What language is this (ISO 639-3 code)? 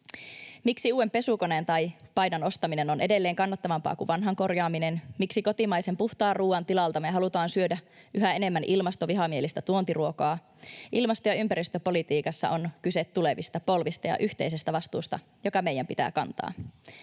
fin